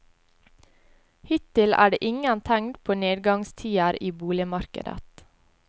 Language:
Norwegian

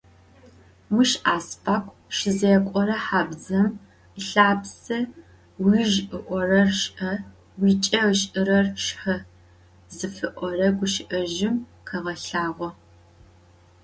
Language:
Adyghe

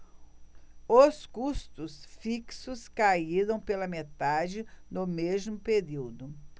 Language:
Portuguese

